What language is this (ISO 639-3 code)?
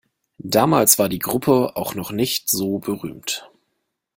deu